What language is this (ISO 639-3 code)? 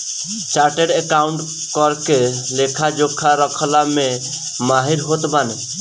bho